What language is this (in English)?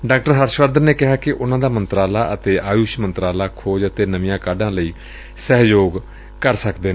Punjabi